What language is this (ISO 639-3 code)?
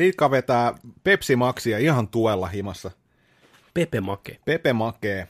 fin